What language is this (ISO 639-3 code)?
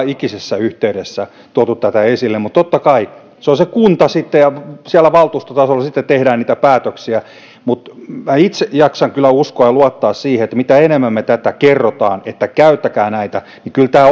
fin